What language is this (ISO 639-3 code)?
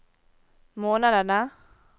nor